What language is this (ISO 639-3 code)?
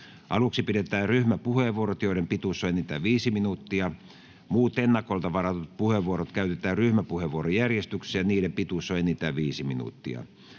fin